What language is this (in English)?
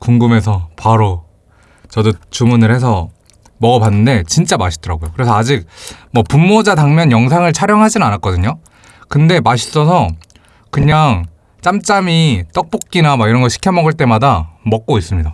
Korean